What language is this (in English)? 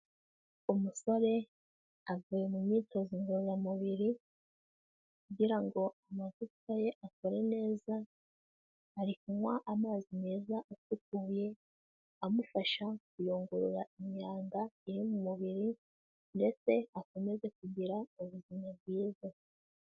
Kinyarwanda